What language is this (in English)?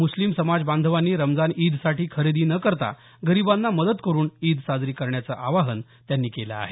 Marathi